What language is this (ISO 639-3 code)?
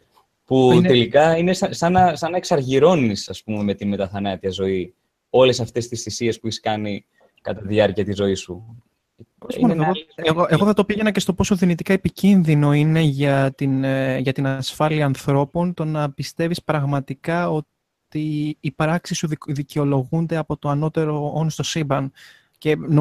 ell